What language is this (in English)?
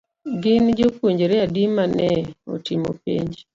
Luo (Kenya and Tanzania)